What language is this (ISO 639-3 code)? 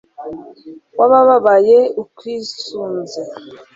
kin